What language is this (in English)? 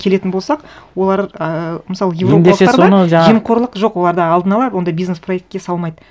Kazakh